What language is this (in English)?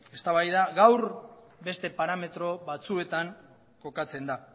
Basque